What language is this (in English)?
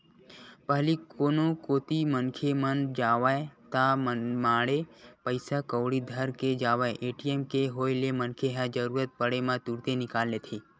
Chhattisgarhi